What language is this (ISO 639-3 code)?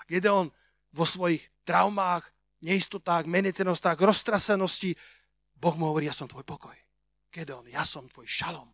slk